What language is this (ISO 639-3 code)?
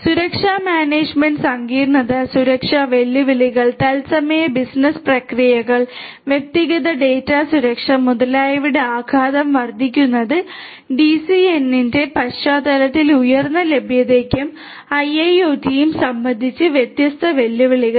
mal